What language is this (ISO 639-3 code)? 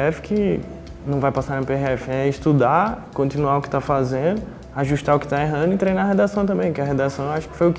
por